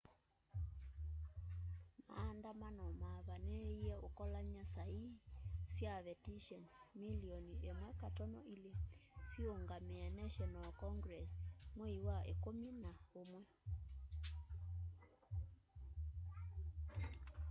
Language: Kamba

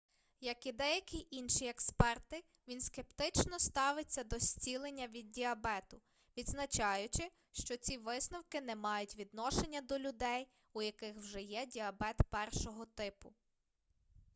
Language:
Ukrainian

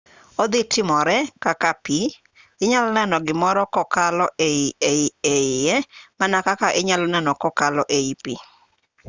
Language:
Luo (Kenya and Tanzania)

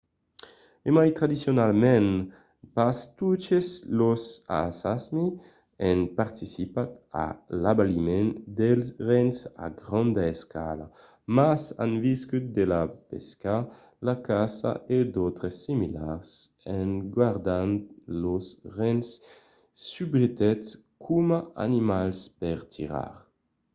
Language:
Occitan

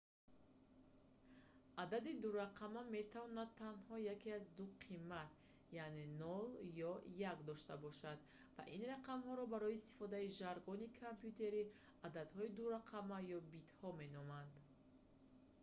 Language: Tajik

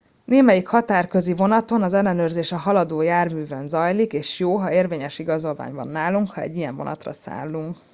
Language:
Hungarian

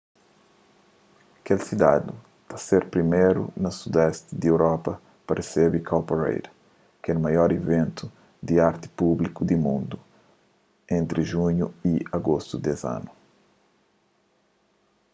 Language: Kabuverdianu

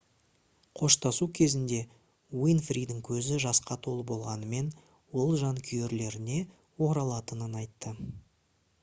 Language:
Kazakh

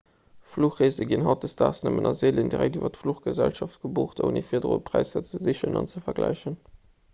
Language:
Luxembourgish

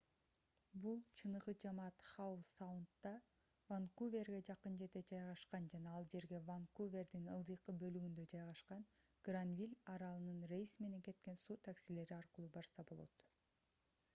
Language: Kyrgyz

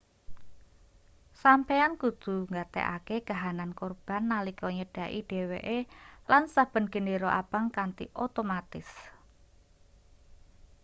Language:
Javanese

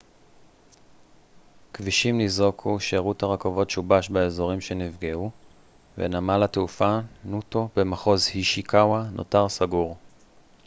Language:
Hebrew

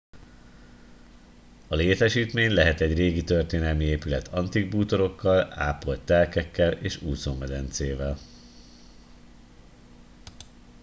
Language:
Hungarian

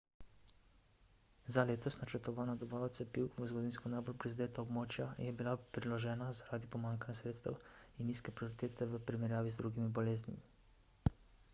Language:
Slovenian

